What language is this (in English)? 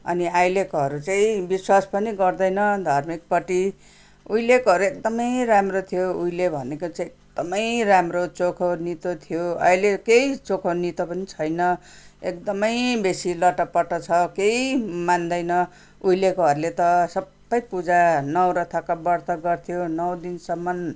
Nepali